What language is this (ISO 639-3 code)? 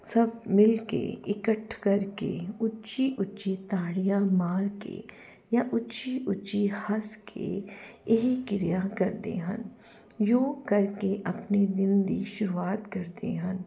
pan